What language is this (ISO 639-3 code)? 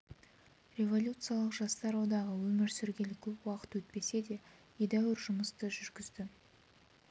kaz